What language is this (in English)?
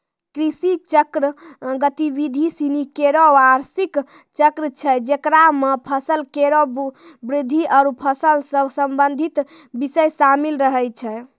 Maithili